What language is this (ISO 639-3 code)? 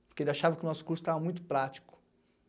por